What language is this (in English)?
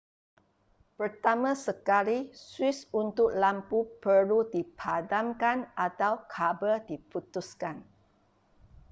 Malay